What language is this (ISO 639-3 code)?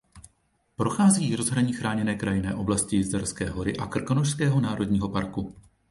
ces